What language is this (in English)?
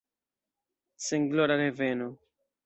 Esperanto